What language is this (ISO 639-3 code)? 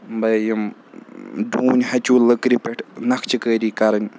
kas